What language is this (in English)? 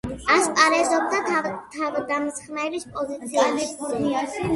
Georgian